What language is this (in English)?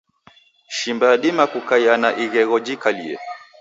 Taita